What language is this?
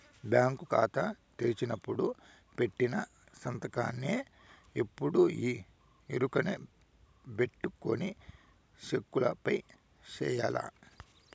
Telugu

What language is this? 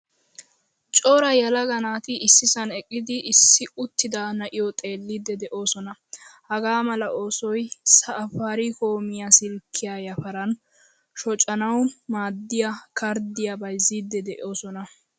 Wolaytta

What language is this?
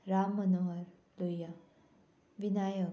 Konkani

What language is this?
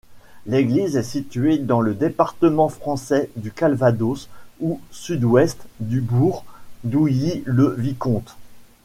French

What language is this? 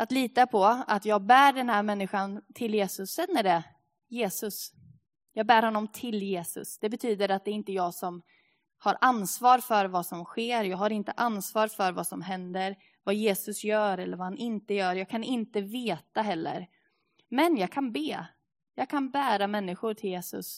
Swedish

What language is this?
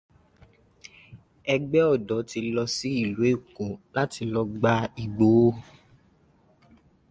Yoruba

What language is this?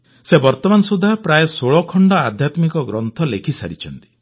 Odia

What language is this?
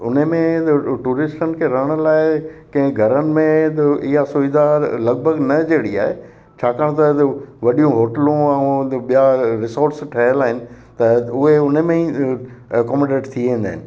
Sindhi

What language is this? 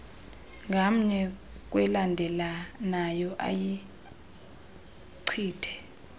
Xhosa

